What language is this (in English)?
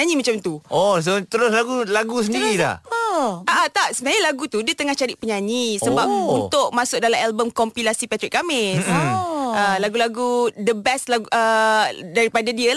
Malay